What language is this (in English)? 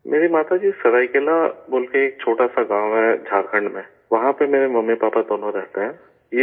Urdu